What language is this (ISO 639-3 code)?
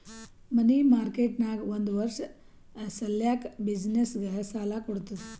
kan